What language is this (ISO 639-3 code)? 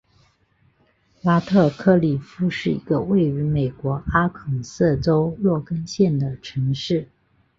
zho